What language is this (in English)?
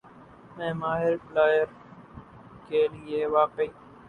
Urdu